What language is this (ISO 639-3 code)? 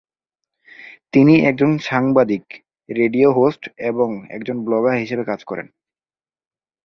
ben